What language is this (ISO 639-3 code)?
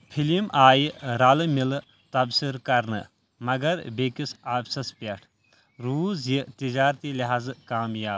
kas